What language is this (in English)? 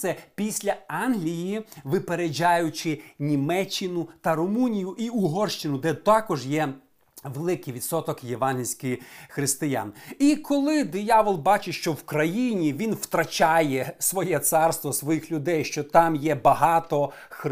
Ukrainian